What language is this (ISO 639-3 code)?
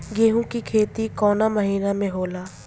bho